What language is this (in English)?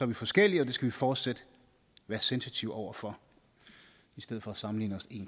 Danish